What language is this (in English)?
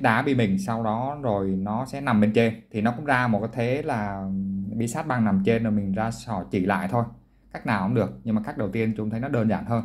Vietnamese